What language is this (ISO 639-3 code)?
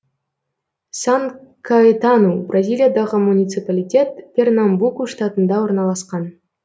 kaz